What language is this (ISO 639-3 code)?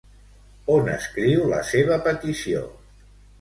cat